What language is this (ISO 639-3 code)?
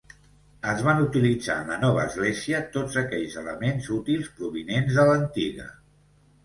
cat